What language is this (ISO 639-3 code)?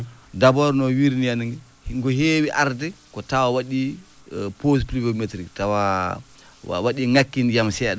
ful